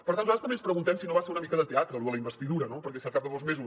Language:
Catalan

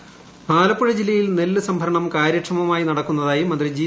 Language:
Malayalam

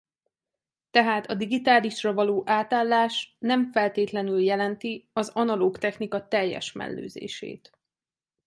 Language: Hungarian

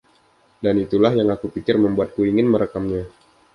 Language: Indonesian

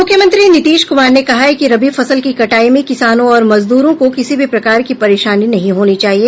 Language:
Hindi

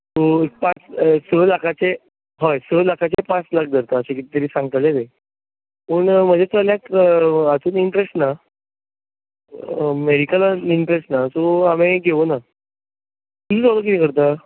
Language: Konkani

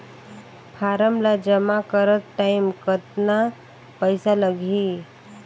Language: Chhattisgarhi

